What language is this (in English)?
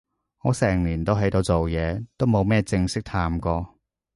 Cantonese